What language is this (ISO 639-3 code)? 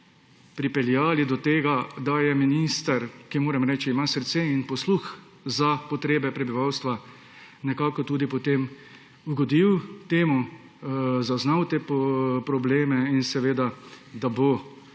slv